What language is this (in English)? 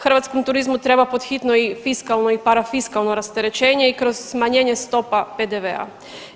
Croatian